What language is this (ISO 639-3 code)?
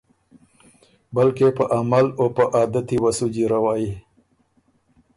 oru